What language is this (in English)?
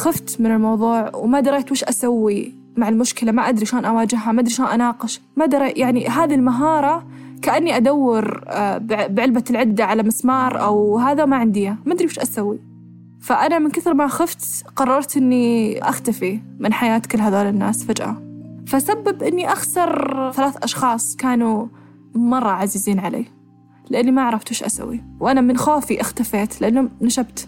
Arabic